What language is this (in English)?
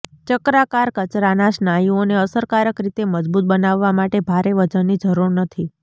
Gujarati